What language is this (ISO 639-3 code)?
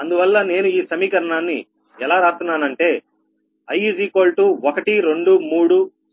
tel